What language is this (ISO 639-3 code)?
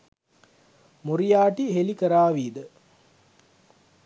sin